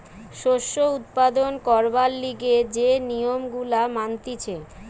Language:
Bangla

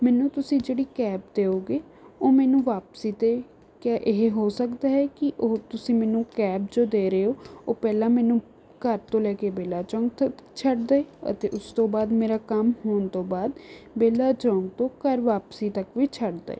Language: Punjabi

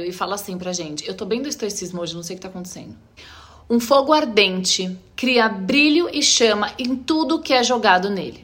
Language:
Portuguese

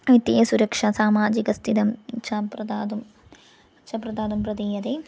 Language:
Sanskrit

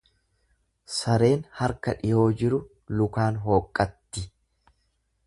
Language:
Oromo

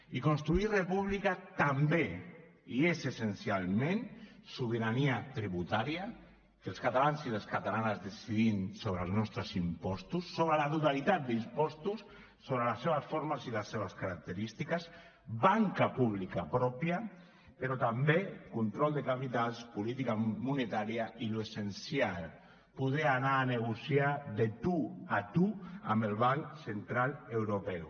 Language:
Catalan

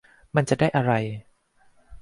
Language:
Thai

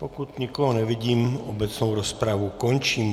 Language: Czech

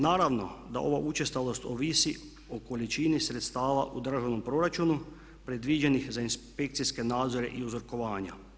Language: Croatian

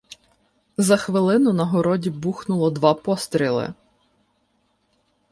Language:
Ukrainian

